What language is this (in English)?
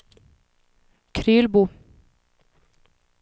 Swedish